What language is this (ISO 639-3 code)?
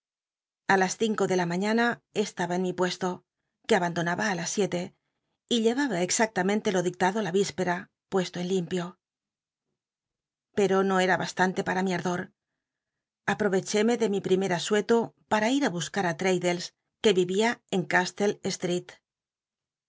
spa